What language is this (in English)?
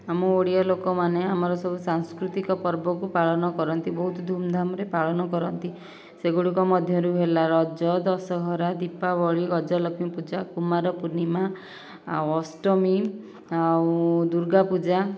Odia